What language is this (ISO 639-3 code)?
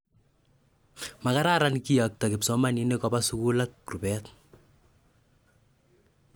kln